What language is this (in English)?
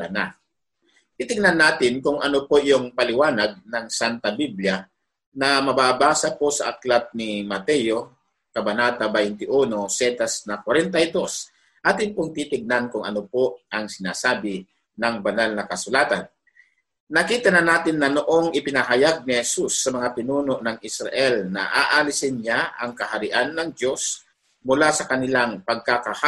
Filipino